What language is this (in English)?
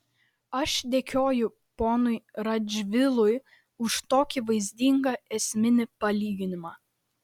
Lithuanian